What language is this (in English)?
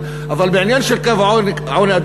Hebrew